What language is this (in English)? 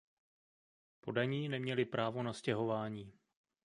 Czech